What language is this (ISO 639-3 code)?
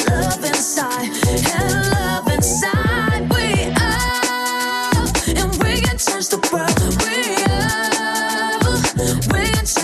ukr